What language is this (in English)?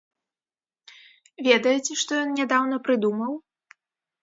Belarusian